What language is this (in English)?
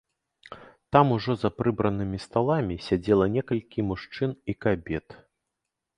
Belarusian